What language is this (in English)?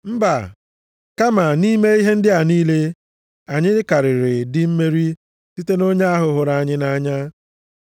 Igbo